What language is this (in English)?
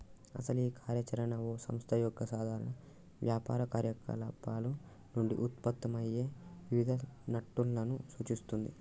Telugu